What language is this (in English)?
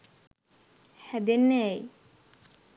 Sinhala